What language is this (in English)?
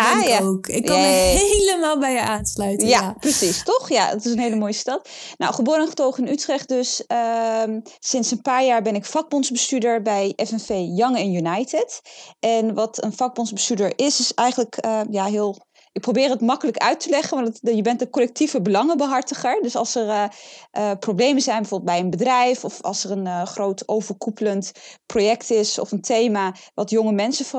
Dutch